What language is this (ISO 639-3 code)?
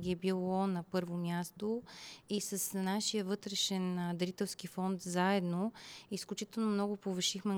bul